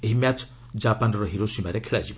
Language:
Odia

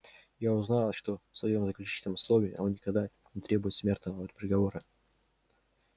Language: Russian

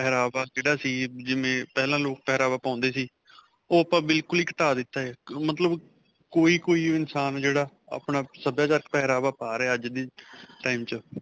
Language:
Punjabi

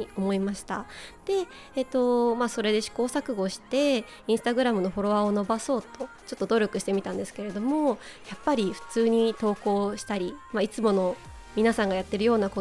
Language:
Japanese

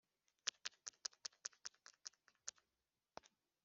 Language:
Kinyarwanda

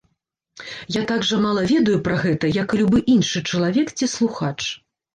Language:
Belarusian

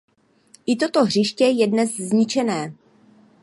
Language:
Czech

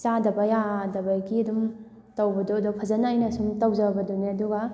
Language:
Manipuri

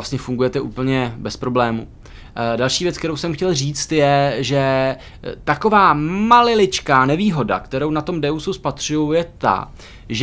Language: Czech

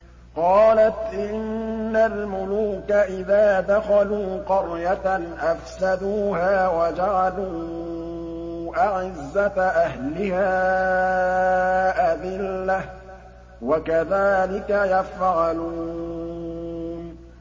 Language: Arabic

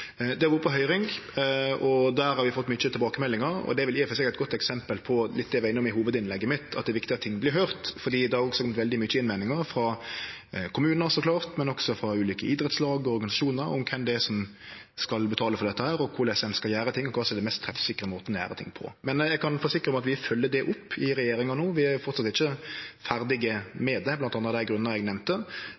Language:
Norwegian Nynorsk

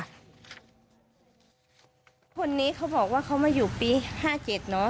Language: Thai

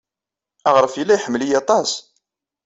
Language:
Kabyle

